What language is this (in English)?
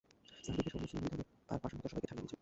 Bangla